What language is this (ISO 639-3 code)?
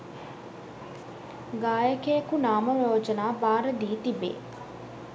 sin